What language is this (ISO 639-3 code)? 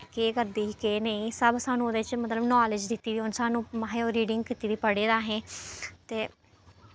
doi